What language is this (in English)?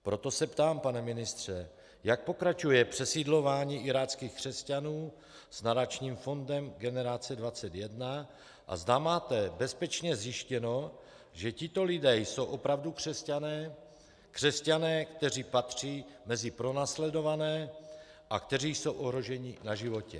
Czech